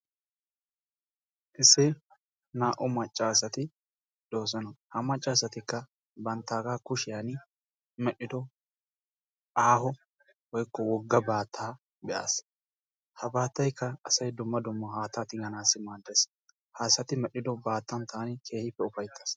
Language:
Wolaytta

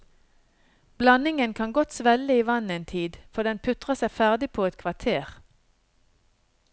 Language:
Norwegian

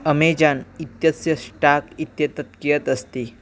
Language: Sanskrit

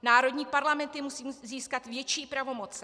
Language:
Czech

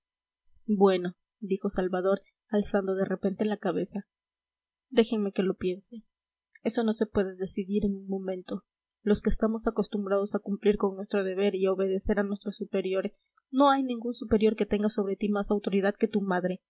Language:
Spanish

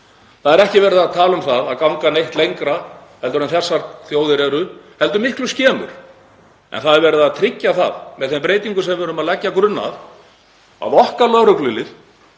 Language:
Icelandic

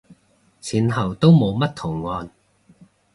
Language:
Cantonese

